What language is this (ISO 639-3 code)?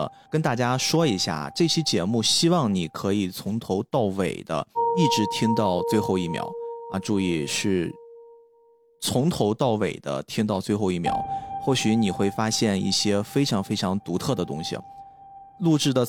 zho